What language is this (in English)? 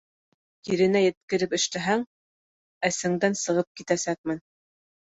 Bashkir